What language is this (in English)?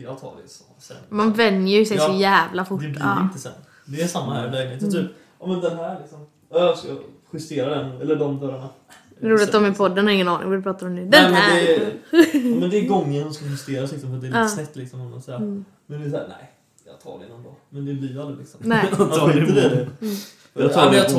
Swedish